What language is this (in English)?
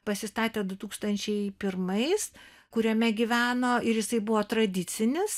Lithuanian